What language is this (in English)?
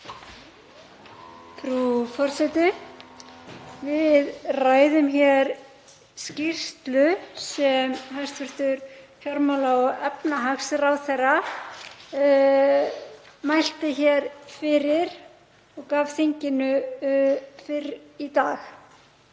Icelandic